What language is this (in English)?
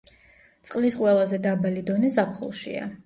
Georgian